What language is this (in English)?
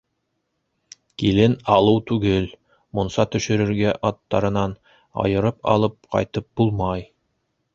Bashkir